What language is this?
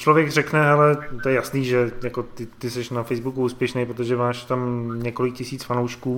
Czech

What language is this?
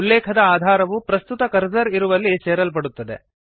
Kannada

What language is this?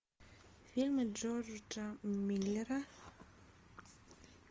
Russian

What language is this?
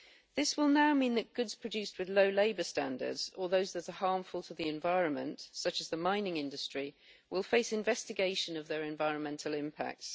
English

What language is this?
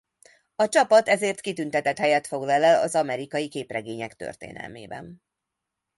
Hungarian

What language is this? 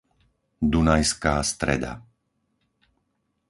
Slovak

